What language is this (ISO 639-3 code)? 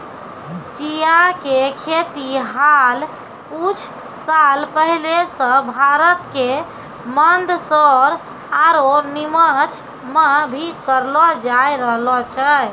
mai